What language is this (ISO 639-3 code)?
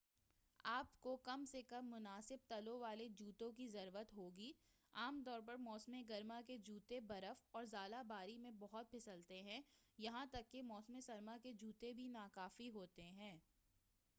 urd